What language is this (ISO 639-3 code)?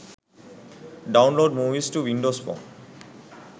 sin